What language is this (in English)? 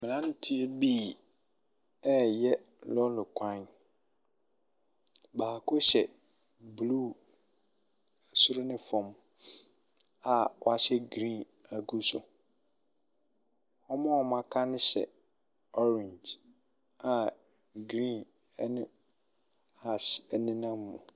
Akan